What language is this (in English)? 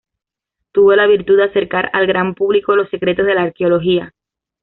Spanish